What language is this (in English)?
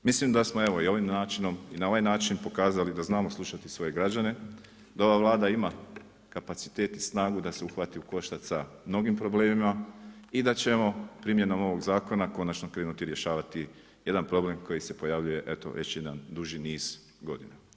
Croatian